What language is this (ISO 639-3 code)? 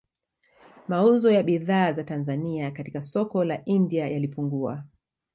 swa